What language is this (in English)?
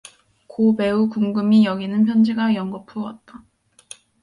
Korean